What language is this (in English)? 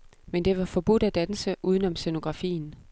Danish